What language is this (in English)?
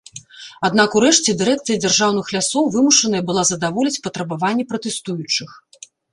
Belarusian